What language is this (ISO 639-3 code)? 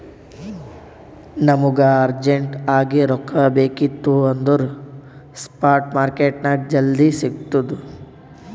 kan